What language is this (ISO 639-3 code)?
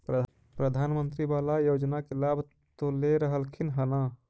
mag